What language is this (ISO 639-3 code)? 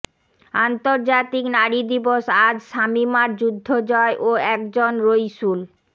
ben